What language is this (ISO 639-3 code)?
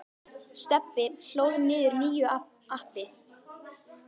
isl